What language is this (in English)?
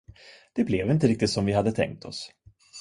Swedish